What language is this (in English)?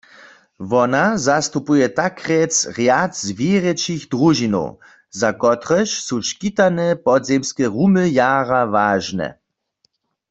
Upper Sorbian